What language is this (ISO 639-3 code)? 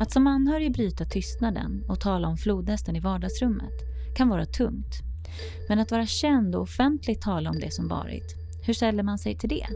swe